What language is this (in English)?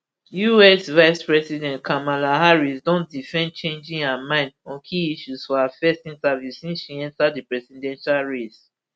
Nigerian Pidgin